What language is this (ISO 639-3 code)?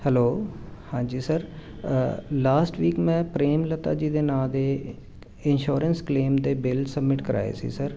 pan